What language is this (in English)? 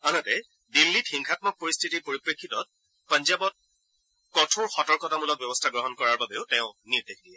Assamese